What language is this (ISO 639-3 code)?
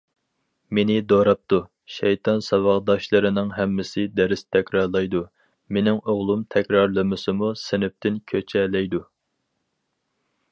uig